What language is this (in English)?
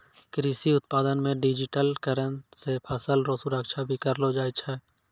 Maithili